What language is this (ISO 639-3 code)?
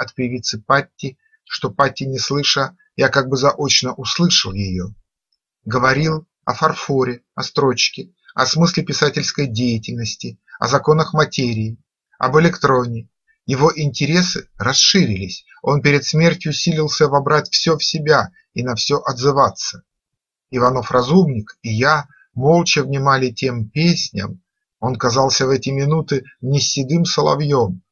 rus